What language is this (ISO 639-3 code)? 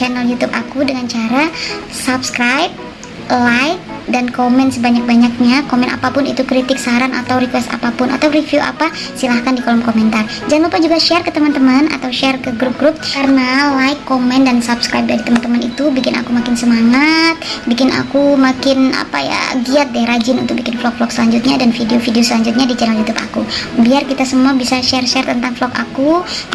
ind